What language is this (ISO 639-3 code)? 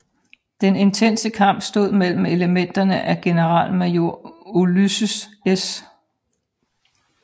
dan